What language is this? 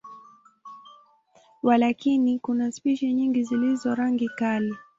Swahili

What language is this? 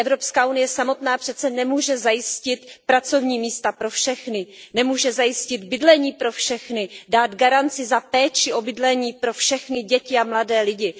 Czech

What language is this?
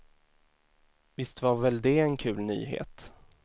Swedish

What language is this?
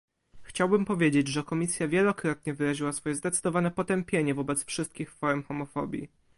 Polish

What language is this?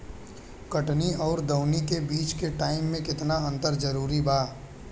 Bhojpuri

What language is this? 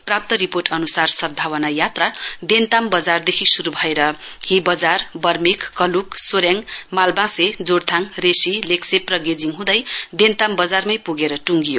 Nepali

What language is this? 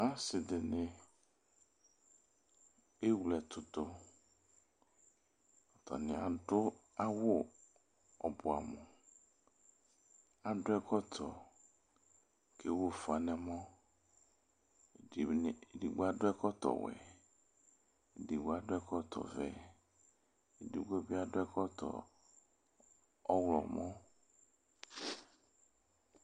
Ikposo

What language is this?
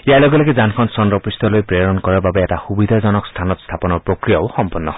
Assamese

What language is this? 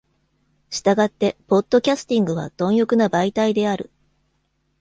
Japanese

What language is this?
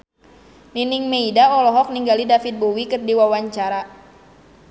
Sundanese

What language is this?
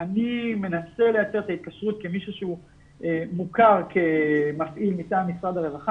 Hebrew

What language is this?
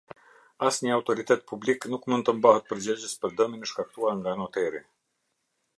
Albanian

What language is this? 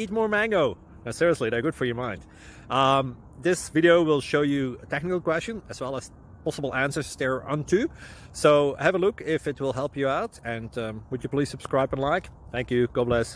English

